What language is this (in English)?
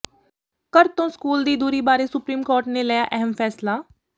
Punjabi